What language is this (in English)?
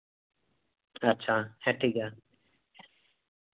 Santali